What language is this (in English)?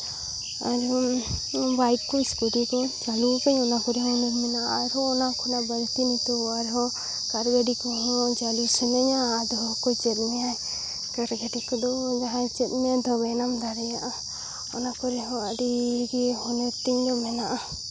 Santali